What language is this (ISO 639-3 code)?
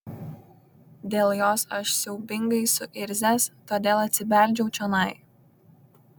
lit